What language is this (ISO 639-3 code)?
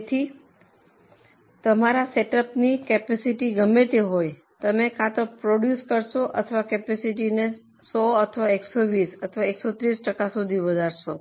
guj